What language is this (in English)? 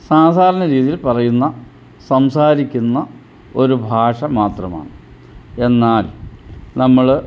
Malayalam